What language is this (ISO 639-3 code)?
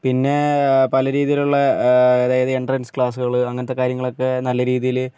mal